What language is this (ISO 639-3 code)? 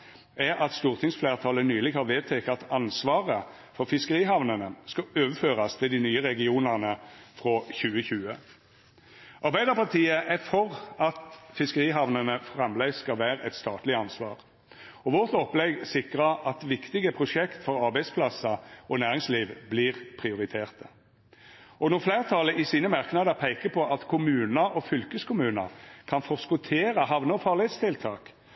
nno